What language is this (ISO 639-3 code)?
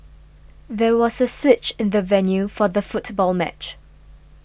eng